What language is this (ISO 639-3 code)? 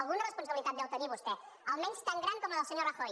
cat